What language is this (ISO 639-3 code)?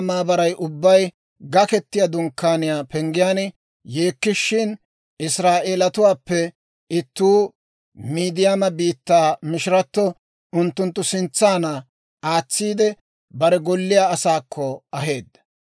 dwr